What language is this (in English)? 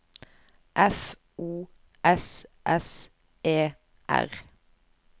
Norwegian